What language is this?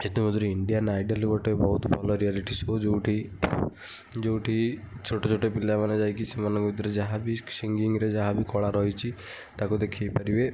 Odia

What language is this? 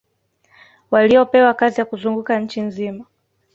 Swahili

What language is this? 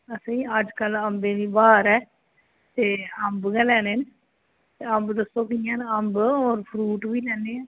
Dogri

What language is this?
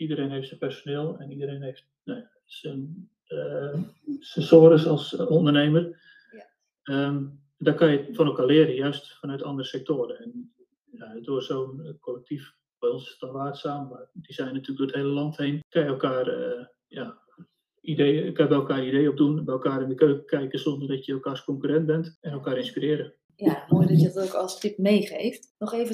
Dutch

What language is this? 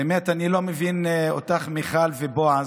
Hebrew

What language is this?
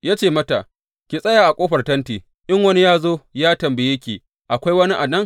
Hausa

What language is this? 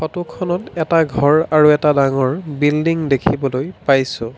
Assamese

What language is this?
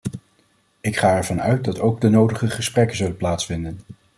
Dutch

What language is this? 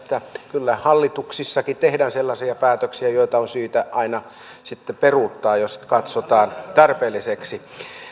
Finnish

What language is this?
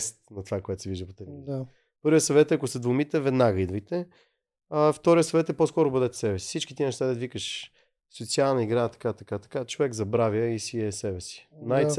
Bulgarian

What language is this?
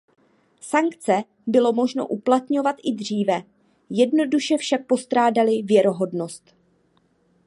Czech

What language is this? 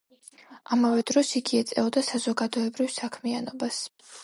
Georgian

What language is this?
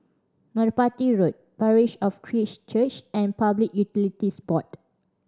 English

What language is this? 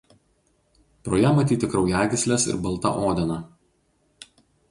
Lithuanian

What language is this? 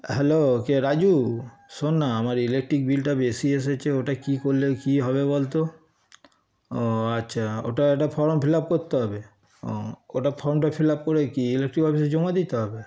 Bangla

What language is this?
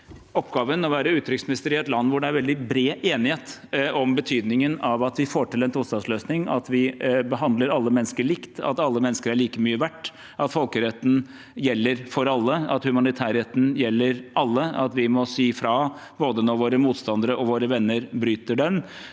Norwegian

